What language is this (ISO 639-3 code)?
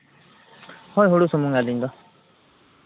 sat